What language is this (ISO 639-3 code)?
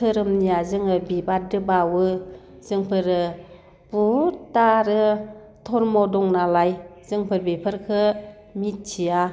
brx